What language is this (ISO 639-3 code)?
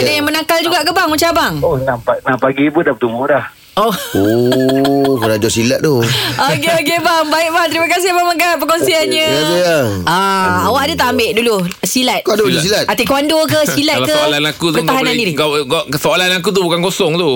msa